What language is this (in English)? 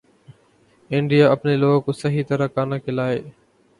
Urdu